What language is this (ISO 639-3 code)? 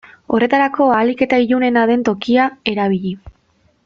eus